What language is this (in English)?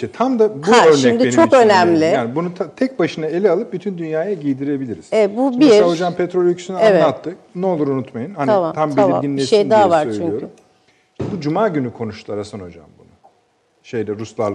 Turkish